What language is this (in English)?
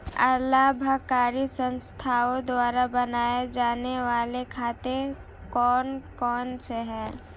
Hindi